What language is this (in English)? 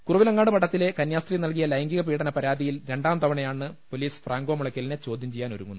Malayalam